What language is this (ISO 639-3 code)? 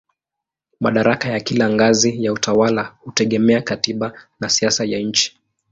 swa